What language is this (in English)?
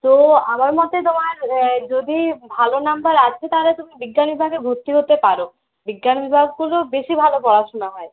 Bangla